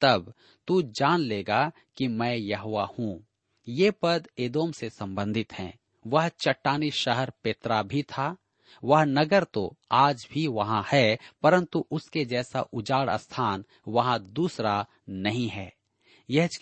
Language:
Hindi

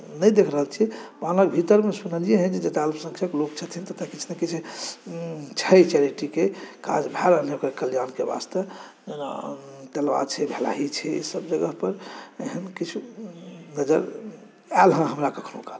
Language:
Maithili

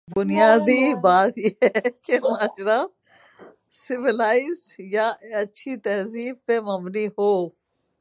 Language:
Urdu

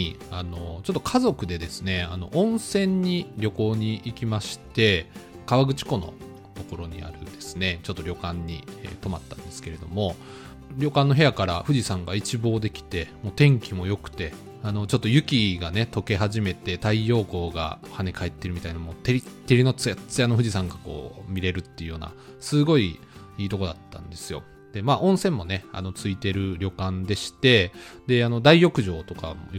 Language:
Japanese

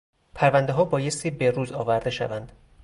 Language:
Persian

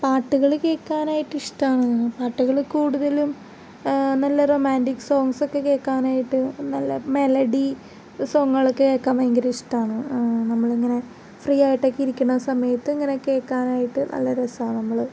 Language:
Malayalam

